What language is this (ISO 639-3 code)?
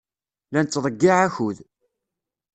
kab